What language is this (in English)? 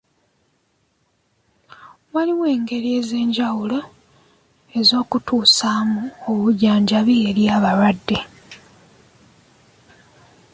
Ganda